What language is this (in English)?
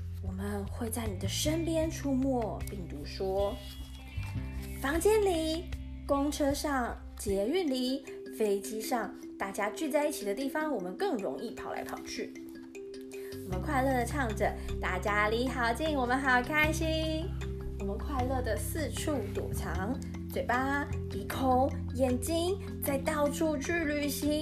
Chinese